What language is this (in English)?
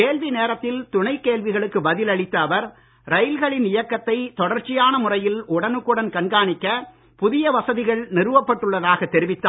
Tamil